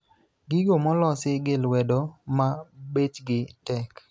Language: Luo (Kenya and Tanzania)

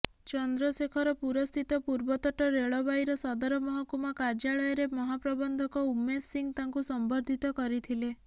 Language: Odia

